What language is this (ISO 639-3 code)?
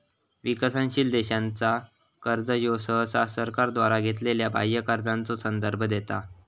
mar